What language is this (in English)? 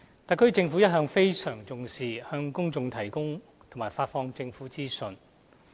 Cantonese